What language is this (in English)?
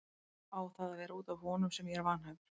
Icelandic